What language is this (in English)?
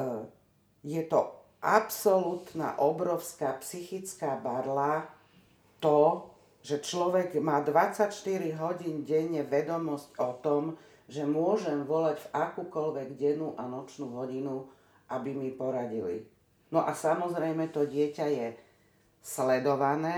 Slovak